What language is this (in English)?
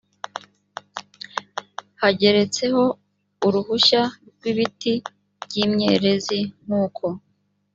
Kinyarwanda